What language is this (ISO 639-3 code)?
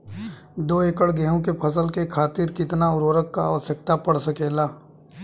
bho